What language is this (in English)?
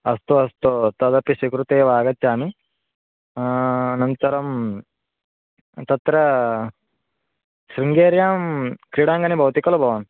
Sanskrit